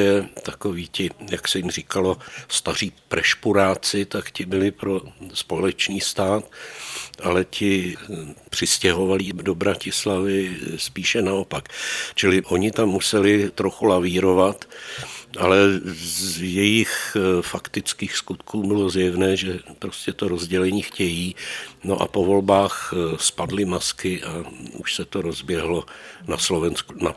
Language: Czech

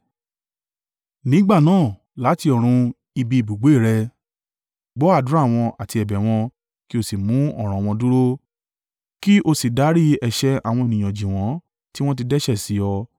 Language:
Yoruba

